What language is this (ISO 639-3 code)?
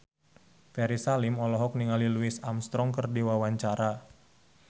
sun